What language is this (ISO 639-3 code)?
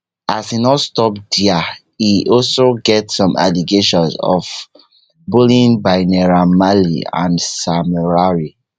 pcm